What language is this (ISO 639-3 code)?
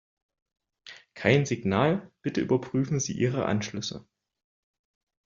deu